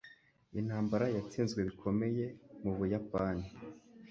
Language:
Kinyarwanda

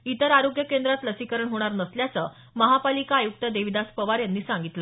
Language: Marathi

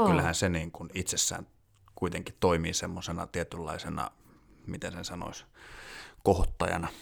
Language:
Finnish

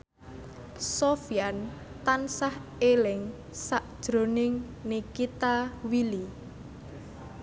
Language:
Javanese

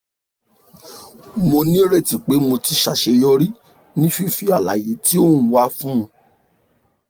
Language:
Yoruba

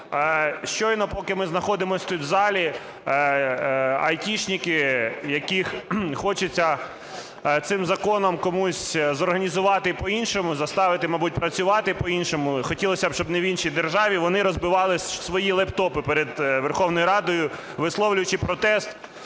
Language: Ukrainian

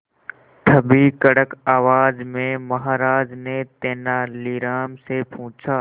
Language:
Hindi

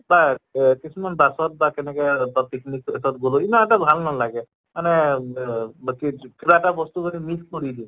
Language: Assamese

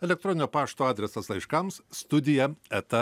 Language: Lithuanian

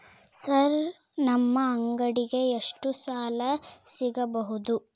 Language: Kannada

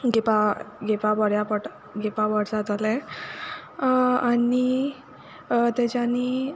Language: Konkani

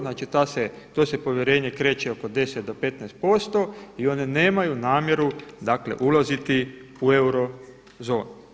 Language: Croatian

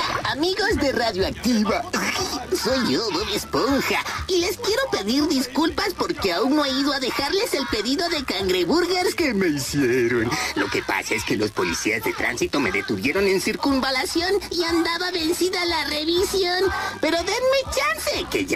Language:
Spanish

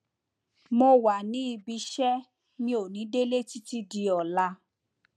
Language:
Yoruba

